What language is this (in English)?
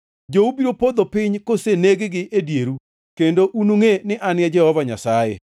Luo (Kenya and Tanzania)